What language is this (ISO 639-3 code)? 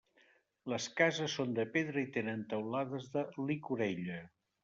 cat